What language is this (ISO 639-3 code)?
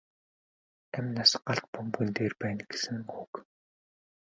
mon